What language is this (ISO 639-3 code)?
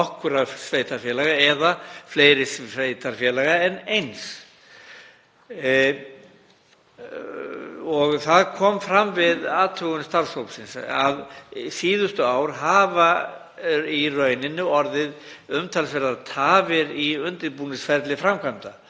isl